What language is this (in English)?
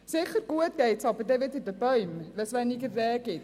Swiss German